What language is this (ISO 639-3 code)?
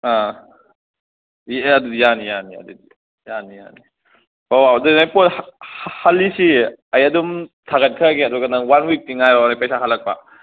mni